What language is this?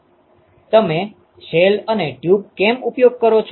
Gujarati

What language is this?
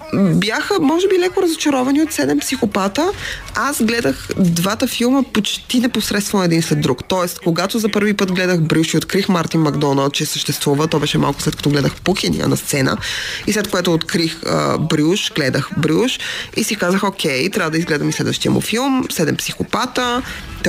Bulgarian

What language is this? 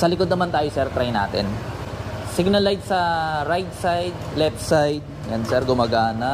Filipino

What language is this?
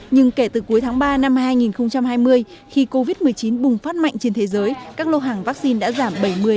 Vietnamese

